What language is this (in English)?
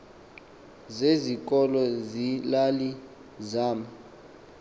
Xhosa